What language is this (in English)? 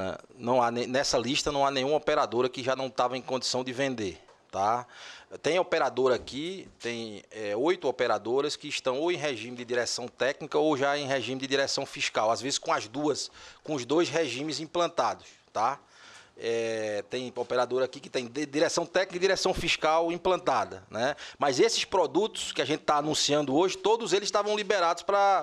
Portuguese